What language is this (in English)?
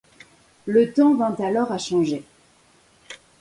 French